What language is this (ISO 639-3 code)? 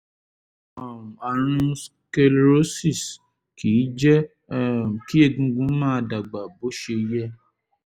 yor